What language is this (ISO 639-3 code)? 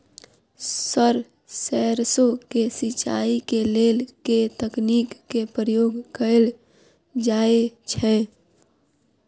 mai